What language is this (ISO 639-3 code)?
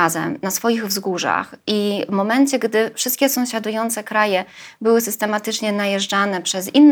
pol